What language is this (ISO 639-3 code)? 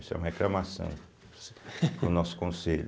por